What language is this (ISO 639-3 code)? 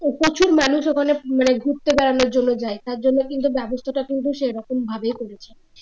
ben